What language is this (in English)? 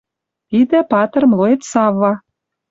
Western Mari